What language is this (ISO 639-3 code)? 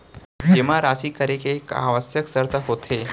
hne